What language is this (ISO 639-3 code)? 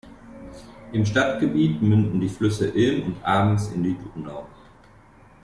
deu